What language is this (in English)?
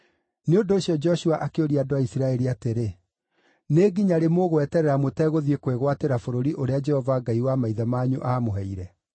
Kikuyu